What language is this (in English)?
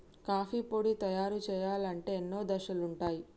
Telugu